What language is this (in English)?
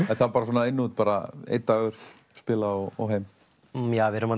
Icelandic